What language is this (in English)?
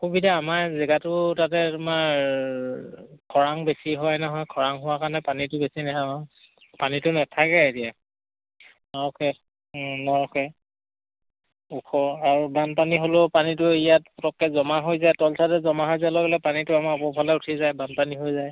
Assamese